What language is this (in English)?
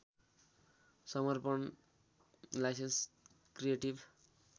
Nepali